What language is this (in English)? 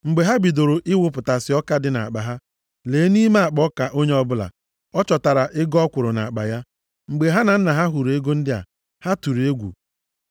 Igbo